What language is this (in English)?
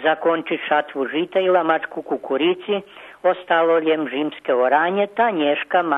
Ukrainian